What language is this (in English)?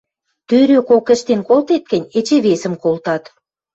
Western Mari